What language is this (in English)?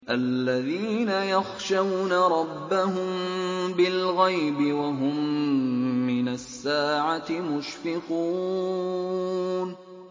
Arabic